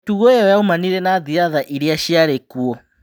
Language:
Kikuyu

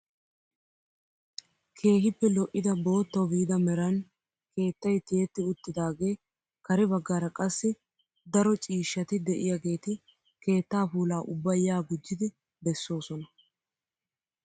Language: Wolaytta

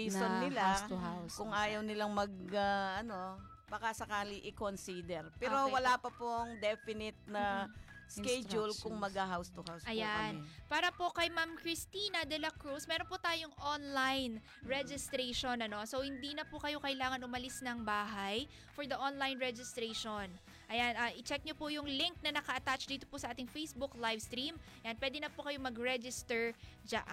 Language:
Filipino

